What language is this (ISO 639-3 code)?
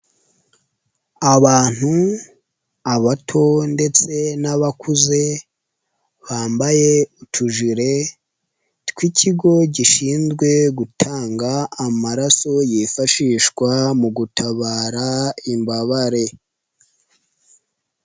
kin